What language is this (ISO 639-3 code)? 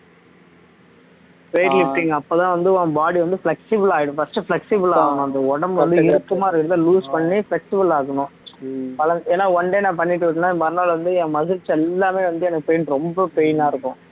tam